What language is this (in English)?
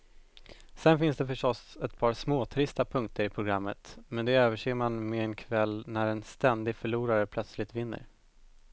Swedish